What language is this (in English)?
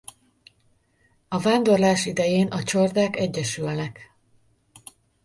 Hungarian